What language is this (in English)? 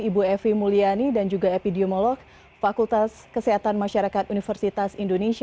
Indonesian